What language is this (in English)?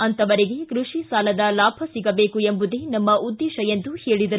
Kannada